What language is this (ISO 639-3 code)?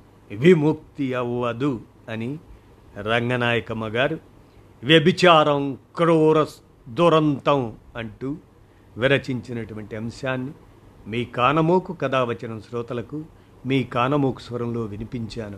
tel